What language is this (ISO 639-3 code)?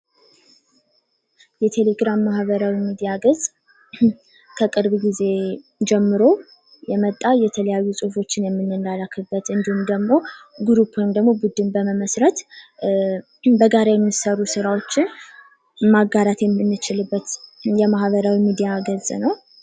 amh